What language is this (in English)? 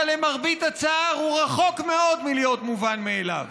Hebrew